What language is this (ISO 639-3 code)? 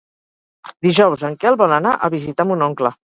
cat